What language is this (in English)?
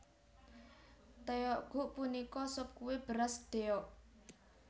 Javanese